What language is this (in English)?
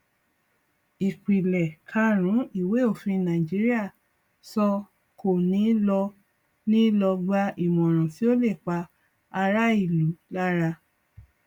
Yoruba